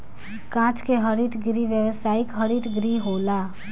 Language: Bhojpuri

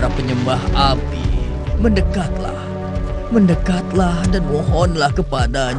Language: Indonesian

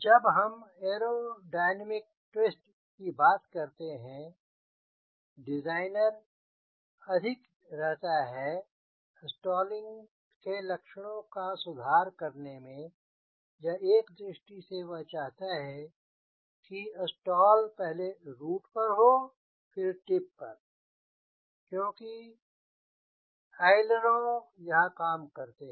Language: Hindi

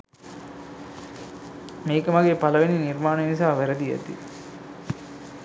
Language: Sinhala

